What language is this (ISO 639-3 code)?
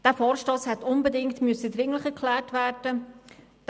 gsw